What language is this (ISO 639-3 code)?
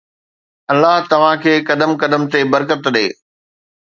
snd